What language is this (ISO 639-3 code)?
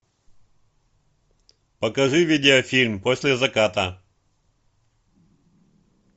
rus